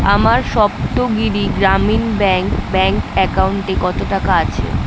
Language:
Bangla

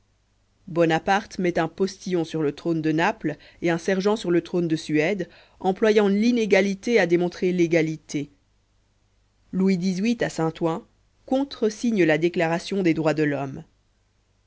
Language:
French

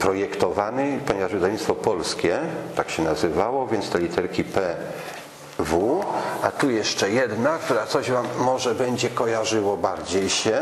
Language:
Polish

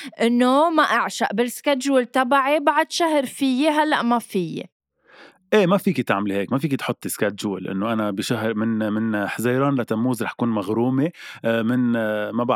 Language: Arabic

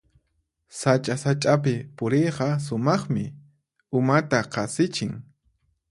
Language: Puno Quechua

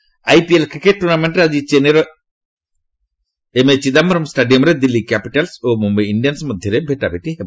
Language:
Odia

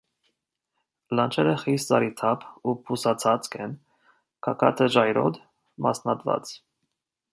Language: Armenian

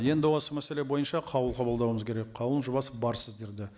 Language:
Kazakh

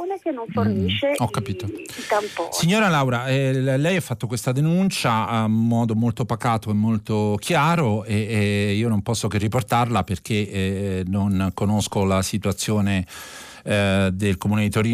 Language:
Italian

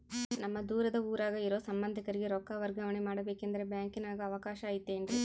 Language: Kannada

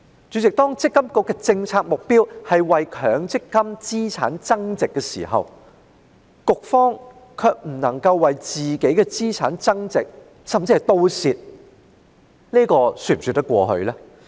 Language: Cantonese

